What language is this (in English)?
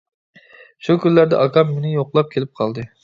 Uyghur